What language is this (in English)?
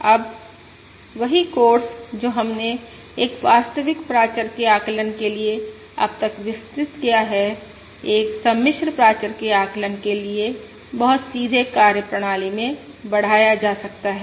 Hindi